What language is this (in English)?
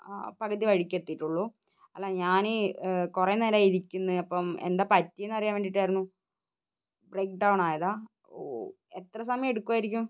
Malayalam